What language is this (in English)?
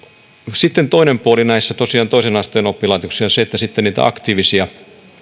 Finnish